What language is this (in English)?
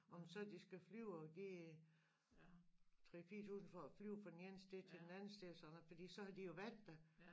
Danish